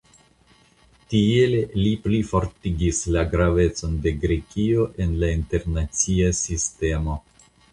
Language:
Esperanto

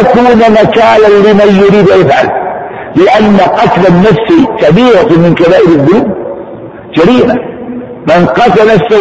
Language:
Arabic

